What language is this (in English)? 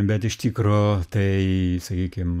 Lithuanian